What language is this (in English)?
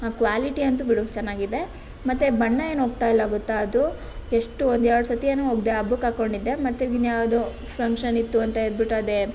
Kannada